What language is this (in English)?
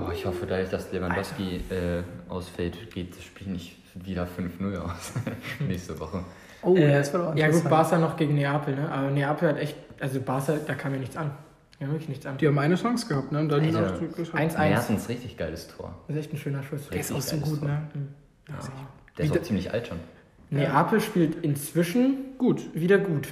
German